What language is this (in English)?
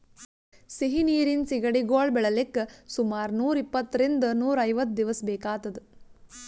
Kannada